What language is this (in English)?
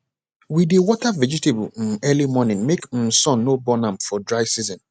Nigerian Pidgin